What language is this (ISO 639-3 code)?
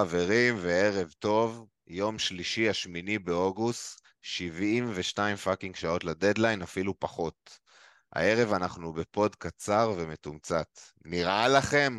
heb